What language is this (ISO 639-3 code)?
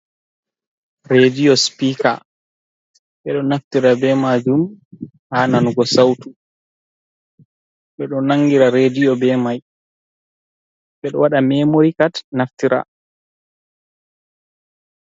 ful